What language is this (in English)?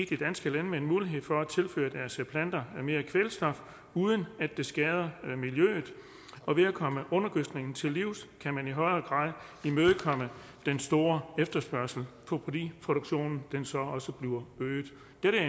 Danish